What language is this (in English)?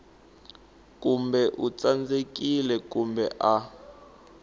Tsonga